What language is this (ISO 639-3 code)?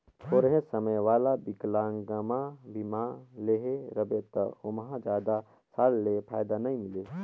hne